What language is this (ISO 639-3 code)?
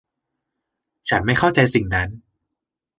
tha